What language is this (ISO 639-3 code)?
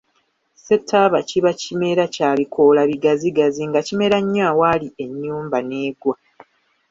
lug